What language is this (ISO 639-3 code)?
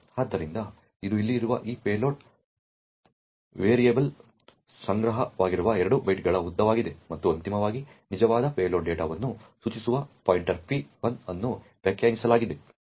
kan